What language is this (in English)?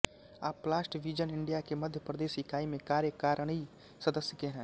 Hindi